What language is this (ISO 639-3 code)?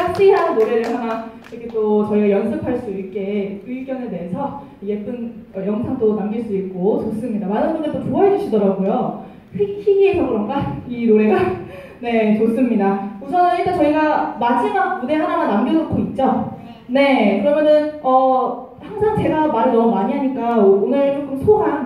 kor